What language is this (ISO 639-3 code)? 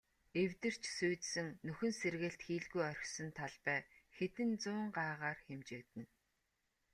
mon